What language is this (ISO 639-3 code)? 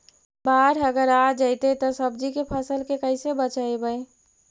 mag